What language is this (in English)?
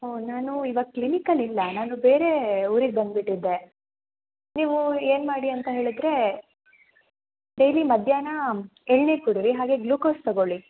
Kannada